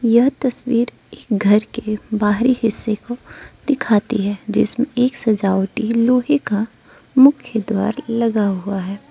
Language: Hindi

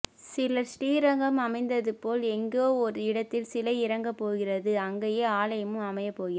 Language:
Tamil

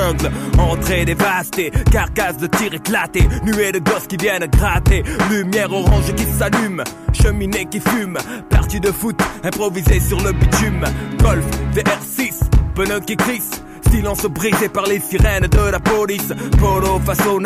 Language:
French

